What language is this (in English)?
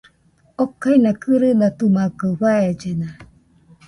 Nüpode Huitoto